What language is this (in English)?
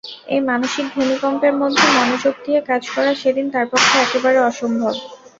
Bangla